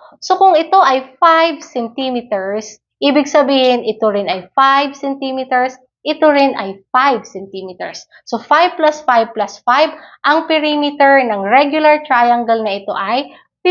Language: Filipino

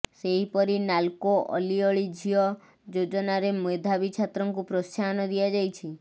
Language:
Odia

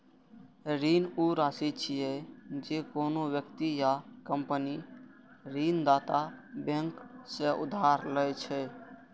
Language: Maithili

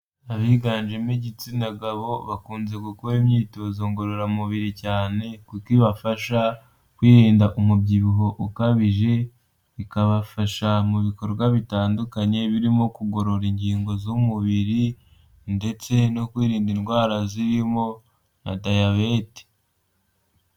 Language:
Kinyarwanda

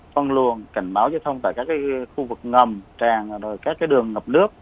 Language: Vietnamese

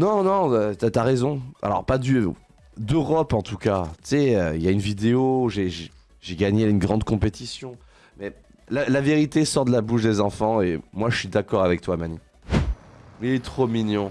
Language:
French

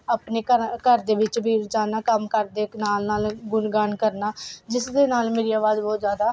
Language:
Punjabi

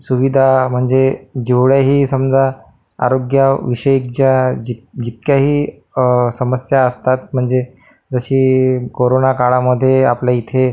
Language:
Marathi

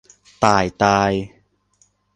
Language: Thai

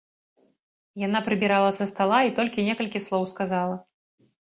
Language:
Belarusian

